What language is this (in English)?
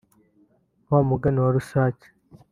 Kinyarwanda